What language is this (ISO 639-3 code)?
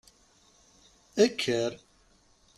kab